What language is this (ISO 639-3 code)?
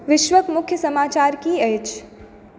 mai